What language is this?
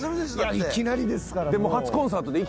Japanese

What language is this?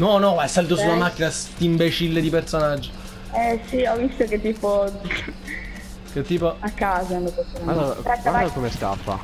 Italian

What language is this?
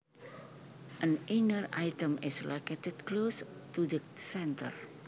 Javanese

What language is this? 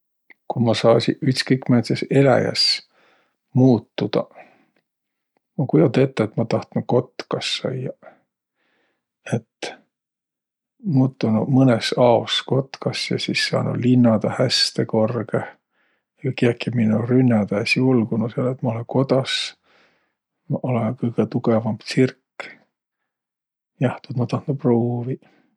Võro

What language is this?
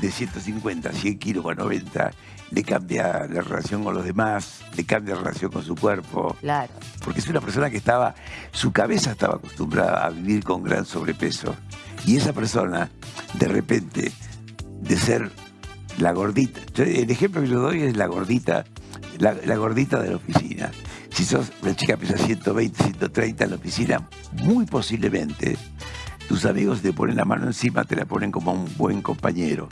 Spanish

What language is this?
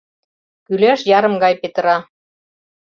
Mari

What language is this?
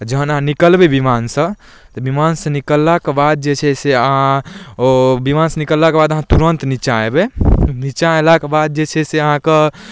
Maithili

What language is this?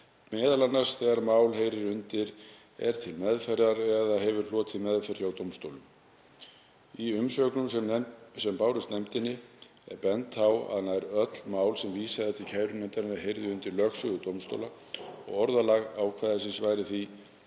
Icelandic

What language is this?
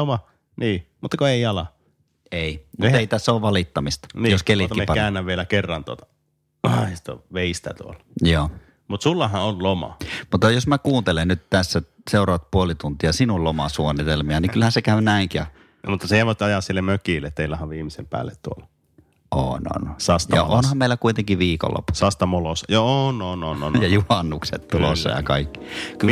Finnish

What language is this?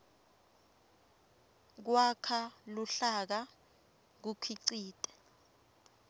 Swati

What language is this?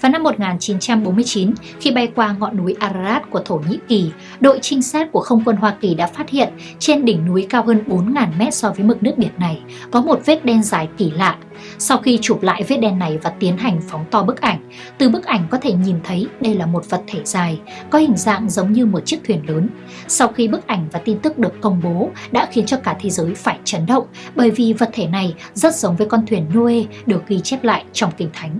Vietnamese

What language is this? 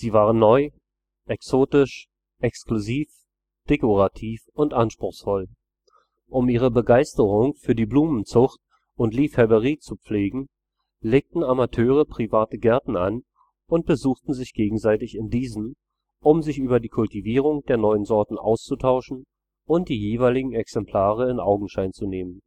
German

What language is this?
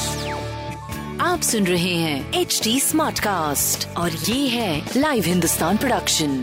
Hindi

